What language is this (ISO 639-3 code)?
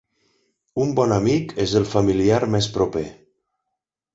cat